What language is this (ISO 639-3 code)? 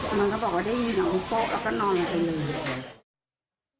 tha